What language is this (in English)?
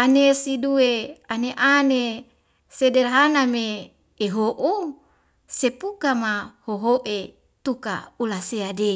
Wemale